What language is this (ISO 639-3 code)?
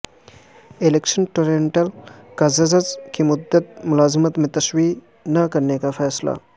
urd